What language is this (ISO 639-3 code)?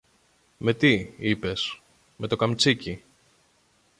ell